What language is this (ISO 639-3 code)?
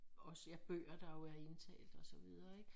dan